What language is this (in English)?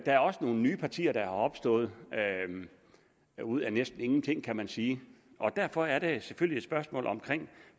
Danish